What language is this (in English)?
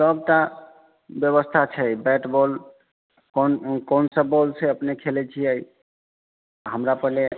Maithili